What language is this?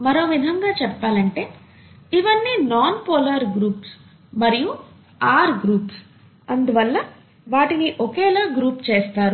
Telugu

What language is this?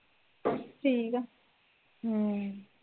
Punjabi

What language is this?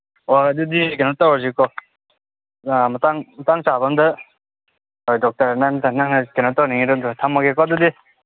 Manipuri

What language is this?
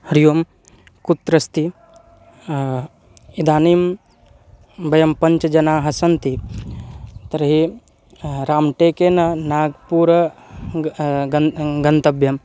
Sanskrit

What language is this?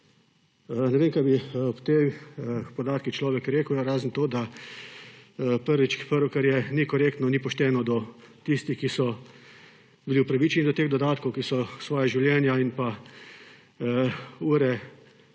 Slovenian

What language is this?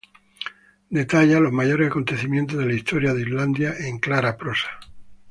Spanish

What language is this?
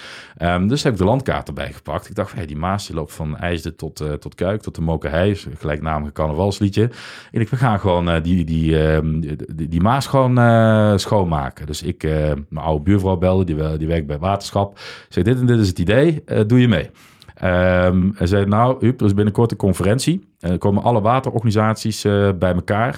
Dutch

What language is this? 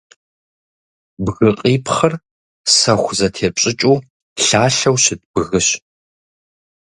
Kabardian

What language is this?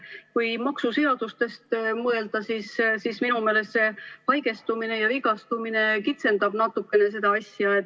Estonian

